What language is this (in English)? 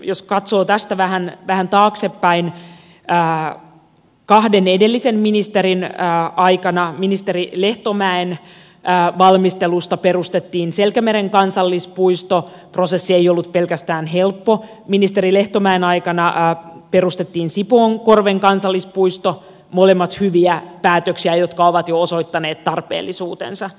Finnish